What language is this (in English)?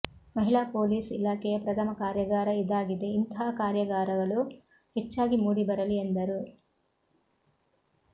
Kannada